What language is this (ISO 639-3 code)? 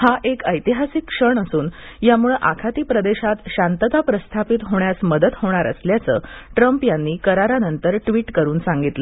mar